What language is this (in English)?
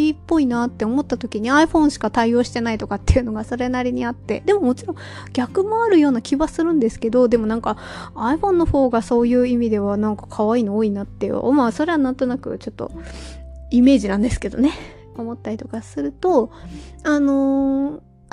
Japanese